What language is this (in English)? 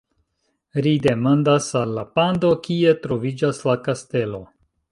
Esperanto